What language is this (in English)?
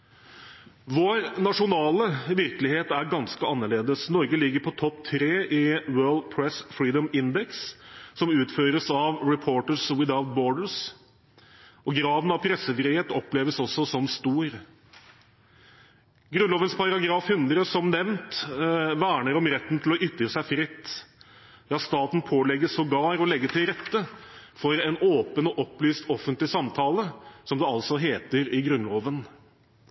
Norwegian Bokmål